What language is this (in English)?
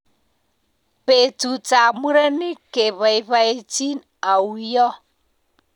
Kalenjin